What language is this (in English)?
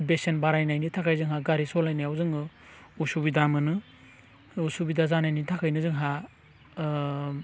Bodo